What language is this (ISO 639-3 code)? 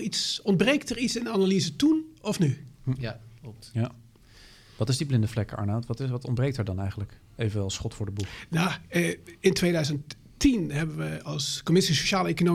nld